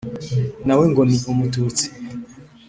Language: Kinyarwanda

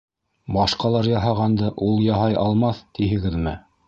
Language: Bashkir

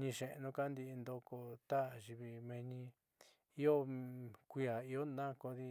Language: Southeastern Nochixtlán Mixtec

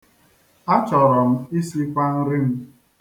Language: Igbo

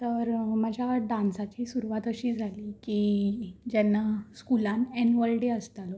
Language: Konkani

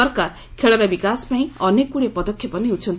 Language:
Odia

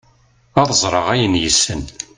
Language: Kabyle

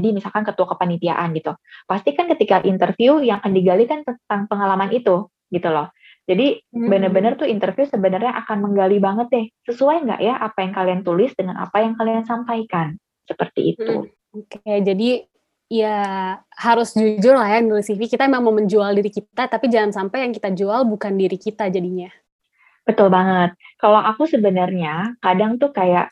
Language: Indonesian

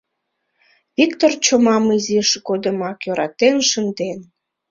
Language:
Mari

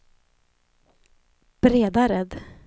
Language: Swedish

